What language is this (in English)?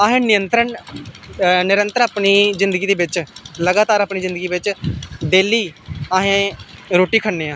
Dogri